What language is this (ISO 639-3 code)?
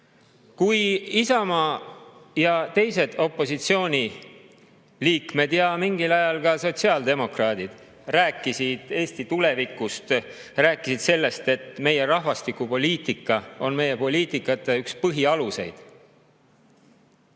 est